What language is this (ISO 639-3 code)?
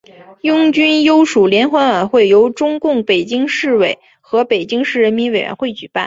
zho